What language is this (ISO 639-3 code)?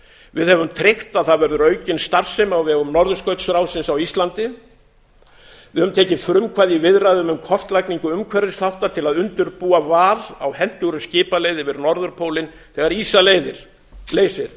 isl